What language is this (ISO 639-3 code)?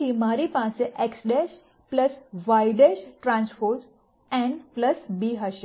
guj